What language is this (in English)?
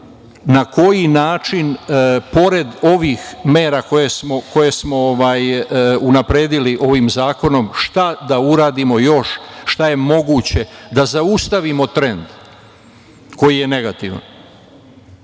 Serbian